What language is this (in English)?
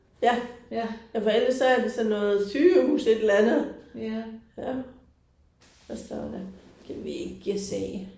Danish